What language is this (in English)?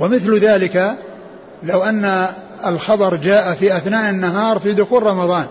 Arabic